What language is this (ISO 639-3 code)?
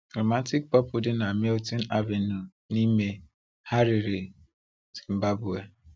ibo